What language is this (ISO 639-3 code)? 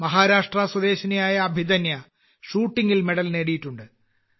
mal